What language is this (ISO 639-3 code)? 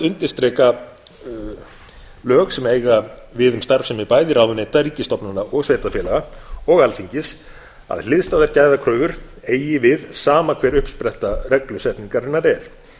isl